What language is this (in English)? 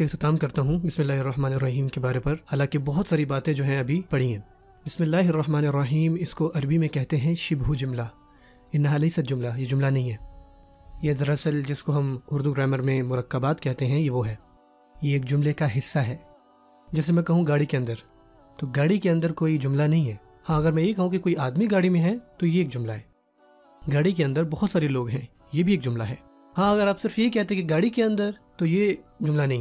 Urdu